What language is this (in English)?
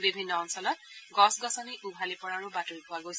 Assamese